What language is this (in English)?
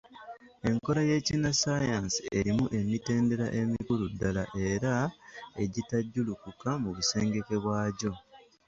Ganda